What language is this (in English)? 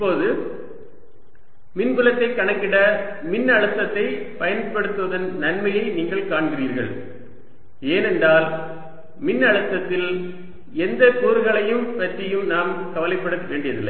Tamil